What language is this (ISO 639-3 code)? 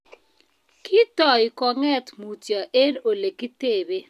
kln